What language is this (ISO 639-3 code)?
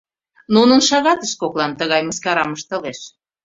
chm